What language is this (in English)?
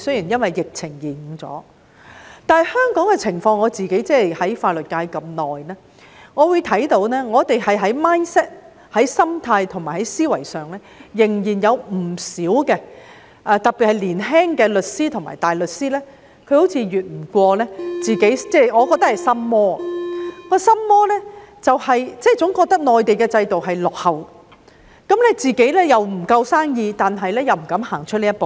Cantonese